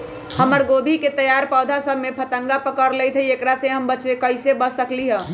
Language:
Magahi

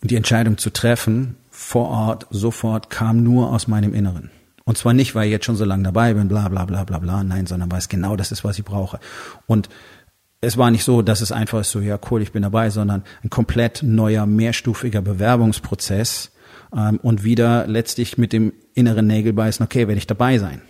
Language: German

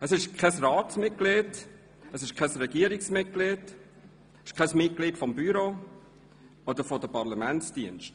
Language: Swiss German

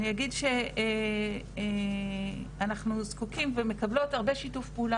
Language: Hebrew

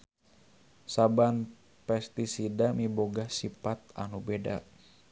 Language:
Sundanese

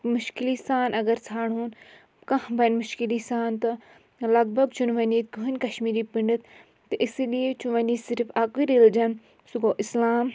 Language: Kashmiri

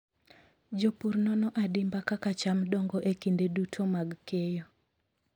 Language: Luo (Kenya and Tanzania)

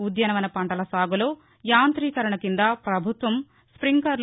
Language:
Telugu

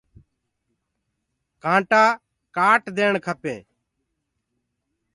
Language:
Gurgula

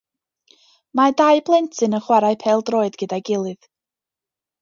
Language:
Welsh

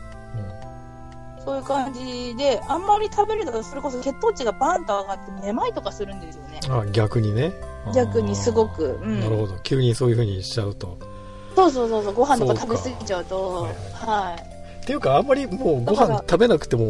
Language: Japanese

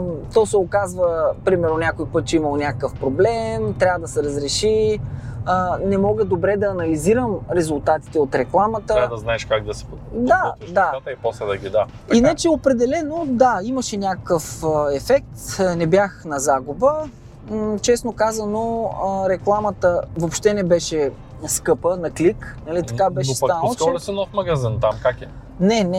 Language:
Bulgarian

